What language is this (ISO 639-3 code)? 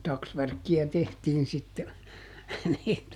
fin